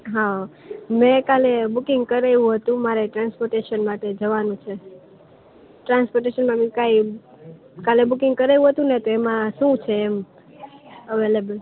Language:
Gujarati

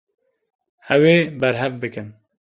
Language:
Kurdish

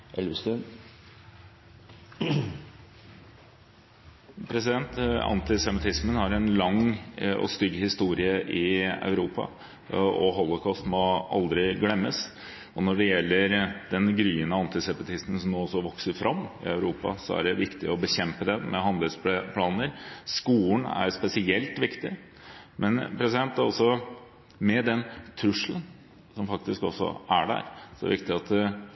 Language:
Norwegian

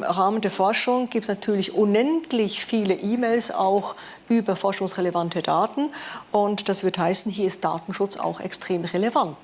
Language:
German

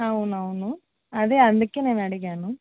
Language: Telugu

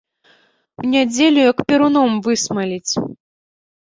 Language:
Belarusian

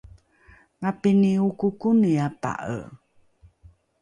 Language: Rukai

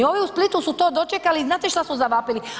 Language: Croatian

